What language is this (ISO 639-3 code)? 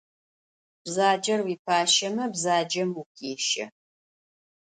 ady